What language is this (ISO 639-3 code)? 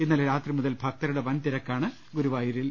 mal